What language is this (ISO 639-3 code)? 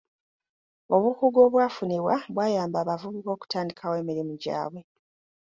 lug